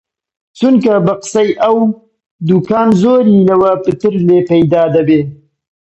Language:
Central Kurdish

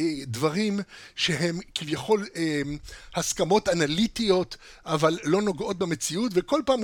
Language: Hebrew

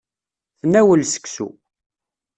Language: Kabyle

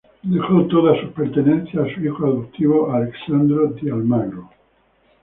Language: Spanish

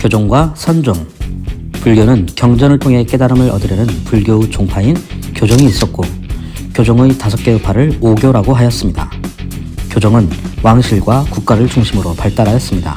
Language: Korean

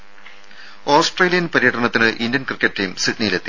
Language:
Malayalam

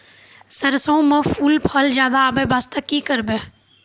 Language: Maithili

